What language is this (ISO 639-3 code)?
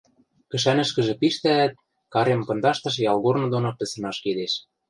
mrj